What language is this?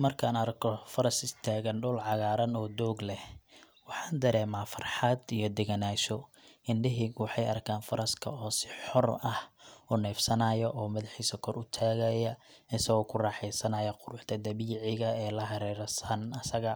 Somali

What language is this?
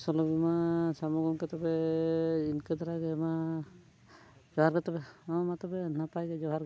Santali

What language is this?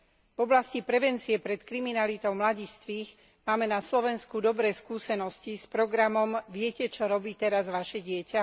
Slovak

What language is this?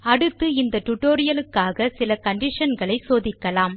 Tamil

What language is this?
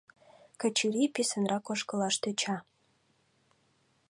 Mari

